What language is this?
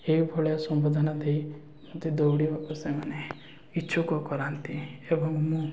Odia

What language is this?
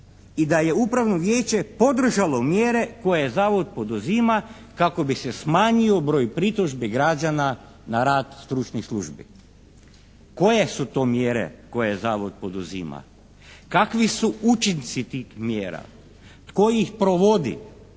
Croatian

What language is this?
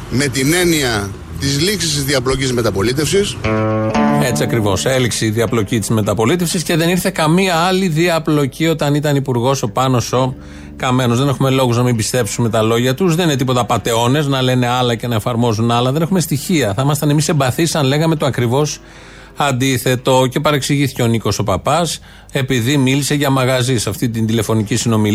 Greek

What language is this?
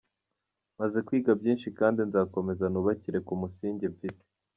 Kinyarwanda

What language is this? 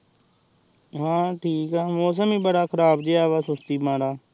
Punjabi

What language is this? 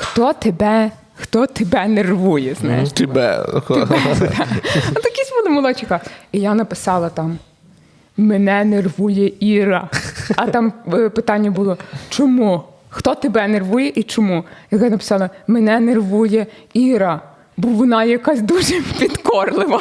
Ukrainian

